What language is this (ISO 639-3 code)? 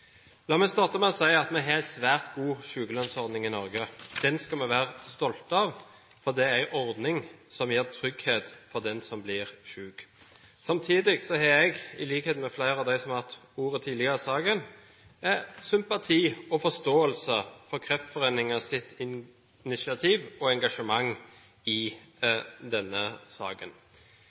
nob